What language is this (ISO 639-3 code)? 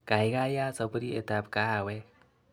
kln